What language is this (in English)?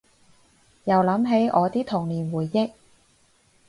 Cantonese